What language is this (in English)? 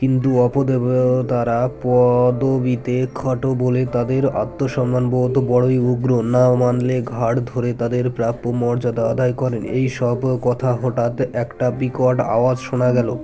Bangla